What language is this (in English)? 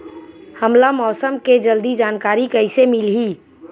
Chhattisgarhi